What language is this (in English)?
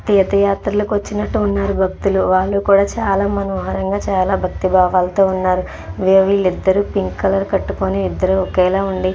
Telugu